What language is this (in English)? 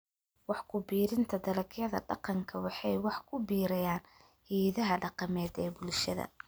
Somali